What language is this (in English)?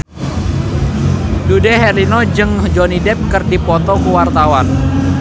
Sundanese